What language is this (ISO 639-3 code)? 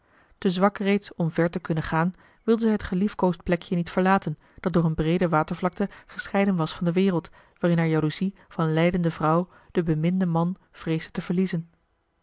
nld